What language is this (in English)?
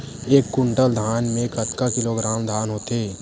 Chhattisgarhi